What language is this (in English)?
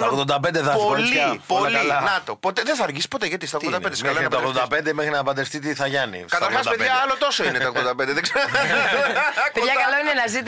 Greek